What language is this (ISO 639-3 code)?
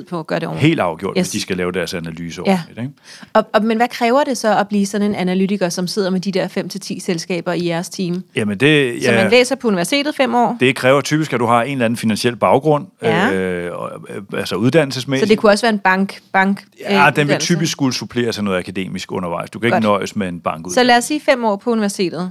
dan